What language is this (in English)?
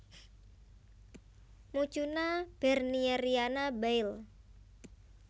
Javanese